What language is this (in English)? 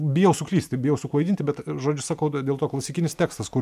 Lithuanian